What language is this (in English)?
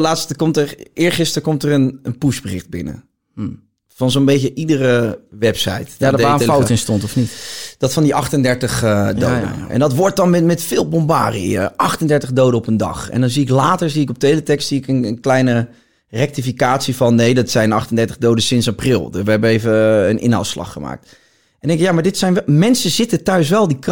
Dutch